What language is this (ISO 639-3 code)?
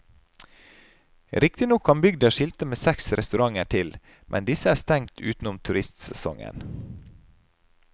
nor